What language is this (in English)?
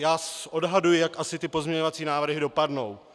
Czech